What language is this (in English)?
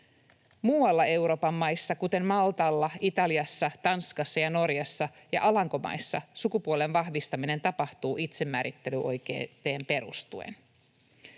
Finnish